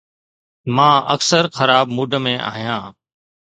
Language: Sindhi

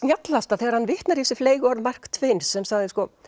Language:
Icelandic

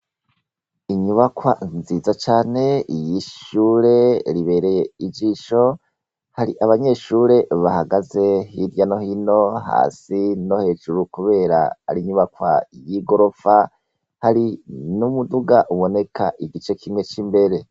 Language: Rundi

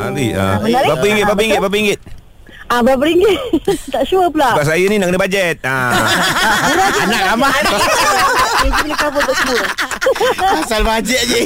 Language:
Malay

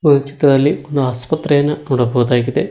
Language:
Kannada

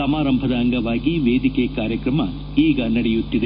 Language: Kannada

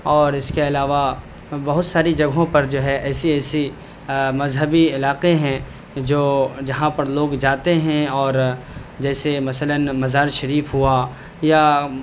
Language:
Urdu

